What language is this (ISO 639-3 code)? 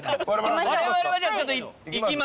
jpn